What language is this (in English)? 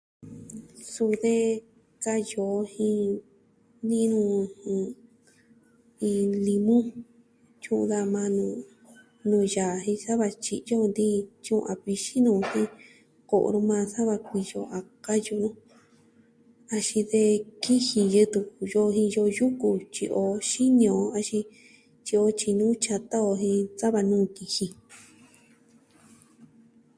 Southwestern Tlaxiaco Mixtec